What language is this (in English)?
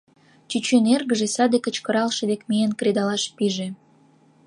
Mari